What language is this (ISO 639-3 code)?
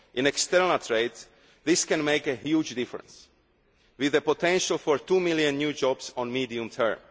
eng